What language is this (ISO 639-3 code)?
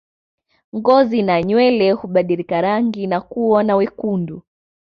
swa